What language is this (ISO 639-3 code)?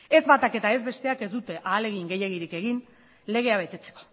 eus